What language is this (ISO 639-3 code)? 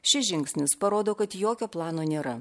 lit